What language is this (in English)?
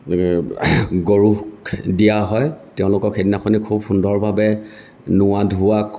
Assamese